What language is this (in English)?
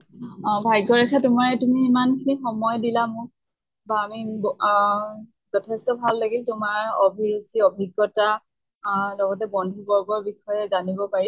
Assamese